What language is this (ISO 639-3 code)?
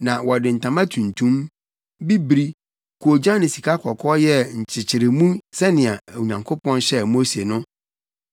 aka